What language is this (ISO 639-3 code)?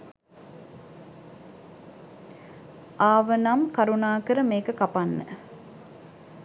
sin